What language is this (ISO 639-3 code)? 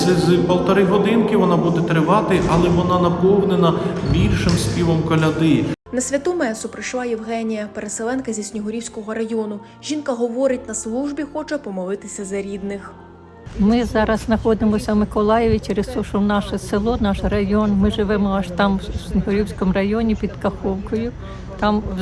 ukr